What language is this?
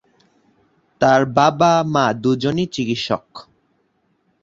Bangla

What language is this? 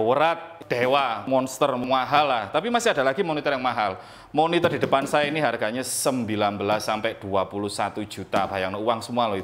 Indonesian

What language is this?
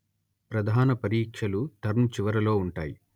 Telugu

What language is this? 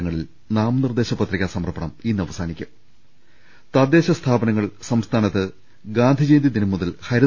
Malayalam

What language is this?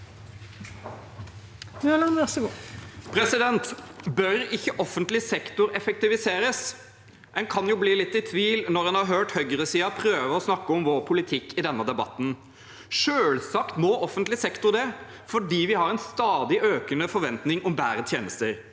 Norwegian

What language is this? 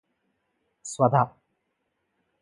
Telugu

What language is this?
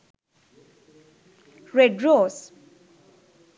Sinhala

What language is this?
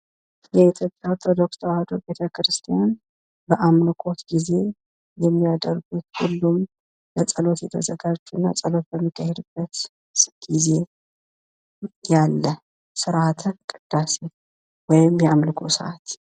Amharic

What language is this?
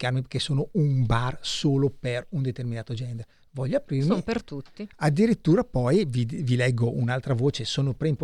Italian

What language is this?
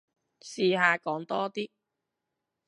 Cantonese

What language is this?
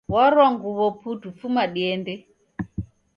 Taita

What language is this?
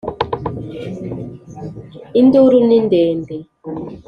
Kinyarwanda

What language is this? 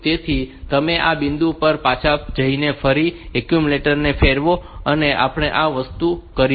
Gujarati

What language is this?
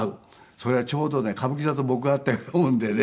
Japanese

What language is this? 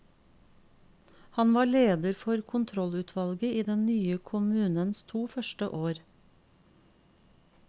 Norwegian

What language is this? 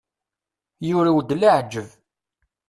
Kabyle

